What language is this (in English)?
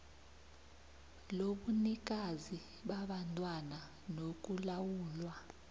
South Ndebele